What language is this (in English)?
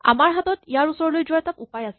Assamese